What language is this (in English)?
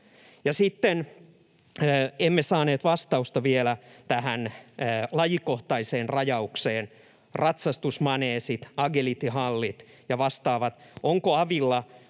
Finnish